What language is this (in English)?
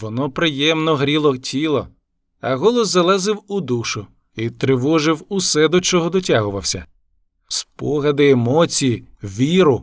Ukrainian